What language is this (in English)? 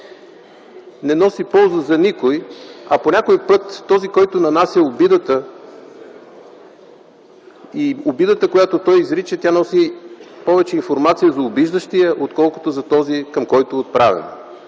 Bulgarian